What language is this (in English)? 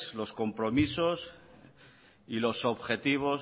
Spanish